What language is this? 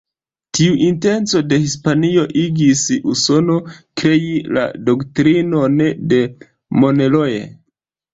Esperanto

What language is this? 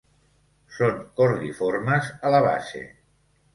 Catalan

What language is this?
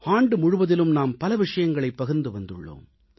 Tamil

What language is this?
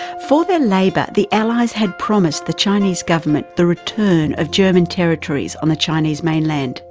English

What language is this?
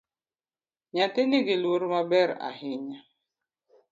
Luo (Kenya and Tanzania)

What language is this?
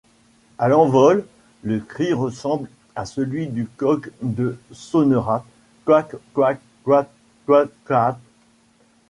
French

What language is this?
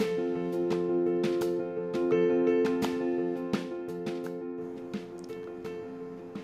Hindi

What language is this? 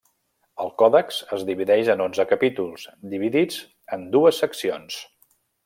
Catalan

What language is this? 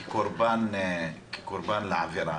Hebrew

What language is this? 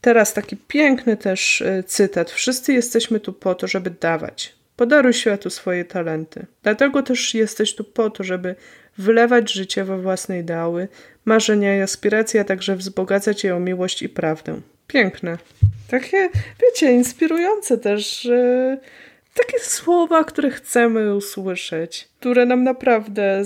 Polish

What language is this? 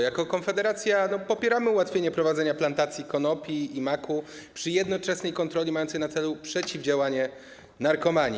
Polish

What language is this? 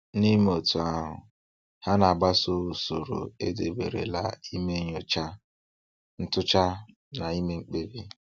Igbo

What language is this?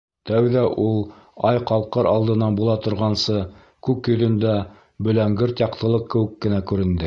Bashkir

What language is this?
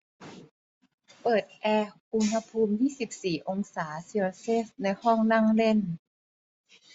Thai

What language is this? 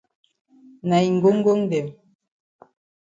Cameroon Pidgin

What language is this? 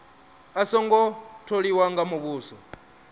Venda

